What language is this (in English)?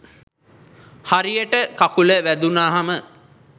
Sinhala